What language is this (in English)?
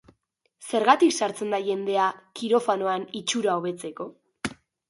Basque